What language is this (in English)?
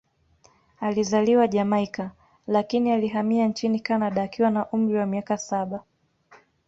Swahili